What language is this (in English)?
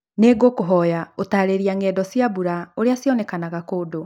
Kikuyu